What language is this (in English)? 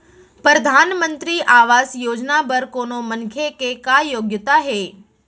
Chhattisgarhi